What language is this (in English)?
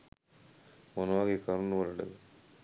Sinhala